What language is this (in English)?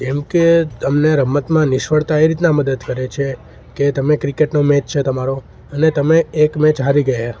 Gujarati